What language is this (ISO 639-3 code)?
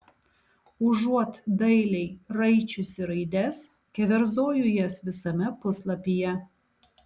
lit